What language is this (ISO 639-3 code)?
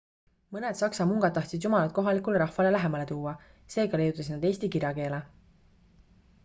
est